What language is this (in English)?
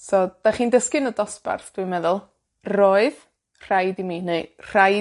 Welsh